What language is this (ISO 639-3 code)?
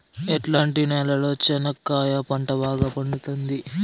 tel